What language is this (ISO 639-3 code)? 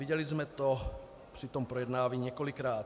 ces